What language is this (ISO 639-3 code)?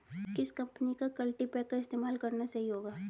hin